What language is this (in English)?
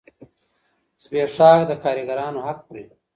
Pashto